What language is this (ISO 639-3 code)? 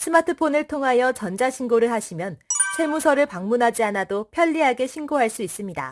kor